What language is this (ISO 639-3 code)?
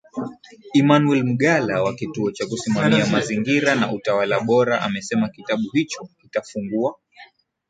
swa